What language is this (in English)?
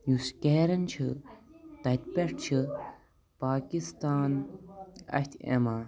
Kashmiri